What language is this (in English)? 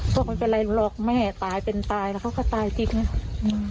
Thai